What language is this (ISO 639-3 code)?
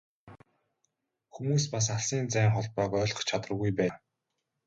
mon